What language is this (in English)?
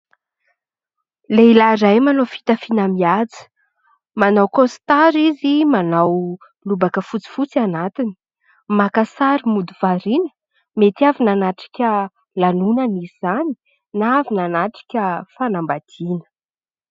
Malagasy